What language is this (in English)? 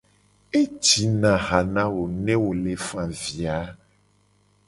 Gen